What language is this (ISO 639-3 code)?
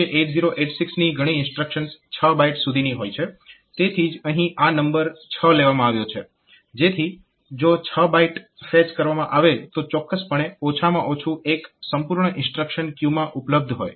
guj